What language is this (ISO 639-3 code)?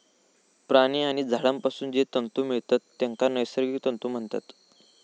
mar